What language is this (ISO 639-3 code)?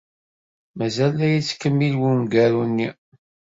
kab